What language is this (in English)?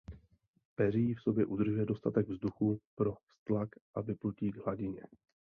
Czech